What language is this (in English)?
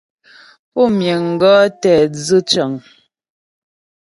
Ghomala